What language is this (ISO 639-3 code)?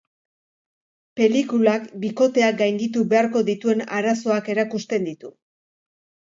eus